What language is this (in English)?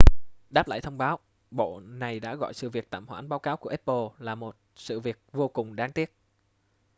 Vietnamese